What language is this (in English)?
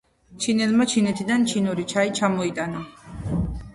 Georgian